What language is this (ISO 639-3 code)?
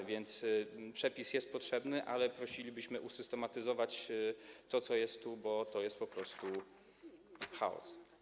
pol